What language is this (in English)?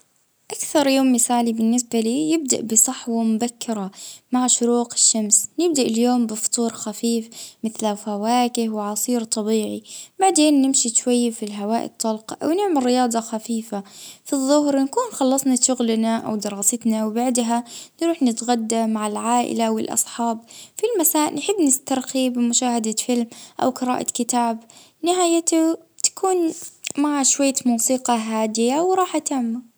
Libyan Arabic